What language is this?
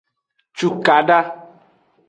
Aja (Benin)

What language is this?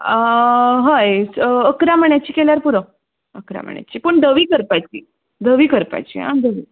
Konkani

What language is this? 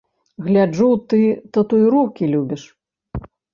Belarusian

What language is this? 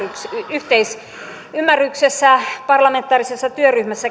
Finnish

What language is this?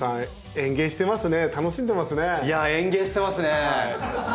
Japanese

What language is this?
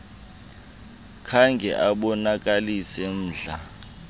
Xhosa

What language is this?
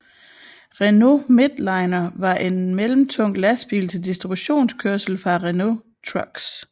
Danish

